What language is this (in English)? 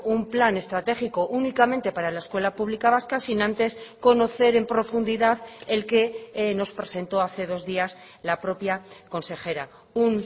Spanish